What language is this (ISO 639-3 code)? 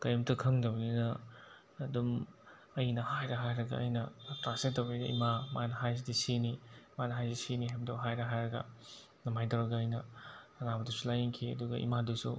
mni